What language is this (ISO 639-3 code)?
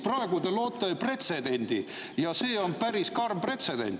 est